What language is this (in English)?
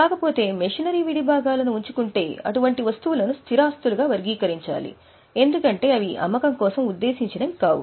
Telugu